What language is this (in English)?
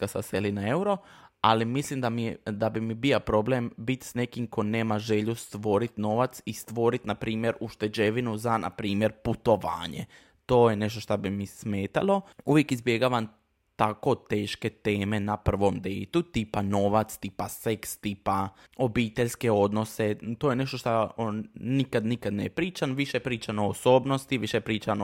Croatian